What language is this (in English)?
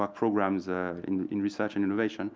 English